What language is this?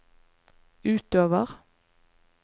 Norwegian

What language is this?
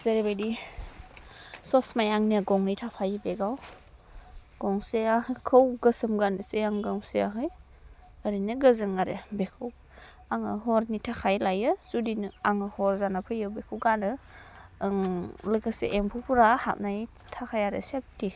Bodo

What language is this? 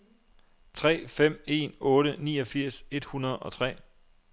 Danish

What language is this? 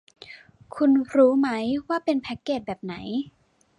Thai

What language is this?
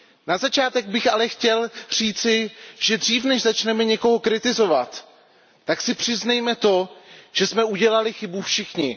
Czech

